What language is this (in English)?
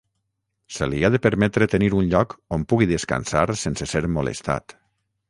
Catalan